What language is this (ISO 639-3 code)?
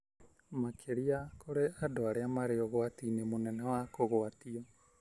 kik